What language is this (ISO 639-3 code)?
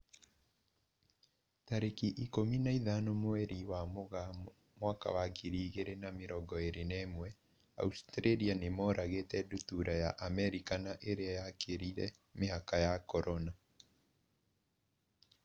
kik